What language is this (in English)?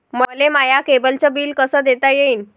Marathi